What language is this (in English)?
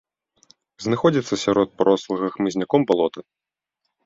Belarusian